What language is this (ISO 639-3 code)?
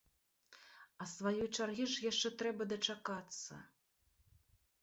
bel